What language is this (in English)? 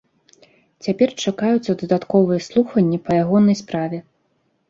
Belarusian